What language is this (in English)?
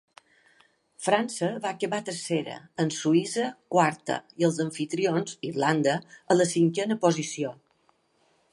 Catalan